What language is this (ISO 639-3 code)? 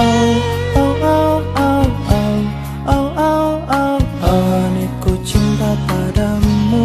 ind